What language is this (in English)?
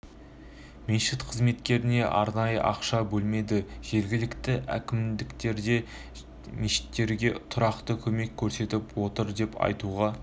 Kazakh